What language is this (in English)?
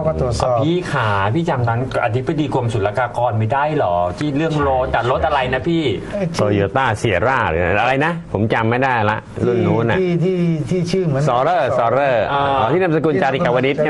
Thai